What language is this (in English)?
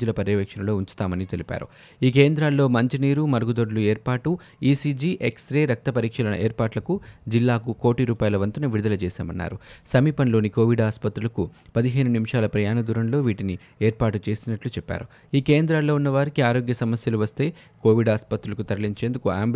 Telugu